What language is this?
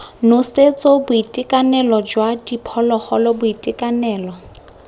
Tswana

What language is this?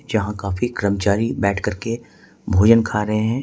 Hindi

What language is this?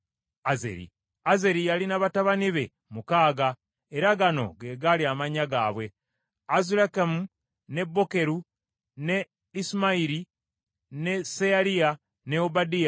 Ganda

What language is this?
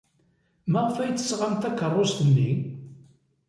Kabyle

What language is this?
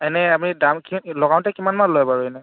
Assamese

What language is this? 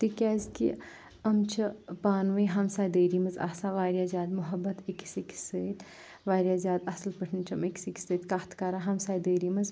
Kashmiri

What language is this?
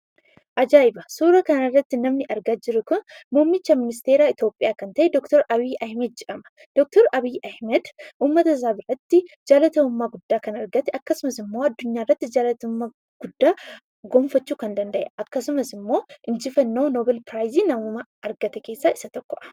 Oromo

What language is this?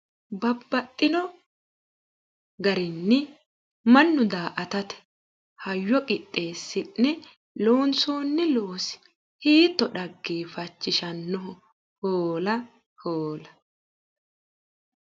Sidamo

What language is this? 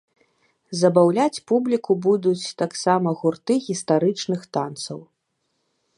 Belarusian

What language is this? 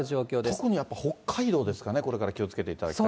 Japanese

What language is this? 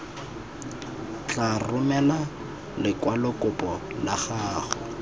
Tswana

